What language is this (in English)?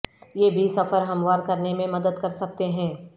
Urdu